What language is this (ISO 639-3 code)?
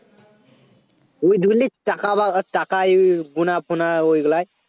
ben